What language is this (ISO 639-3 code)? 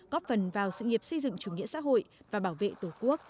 vie